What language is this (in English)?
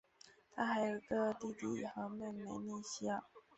Chinese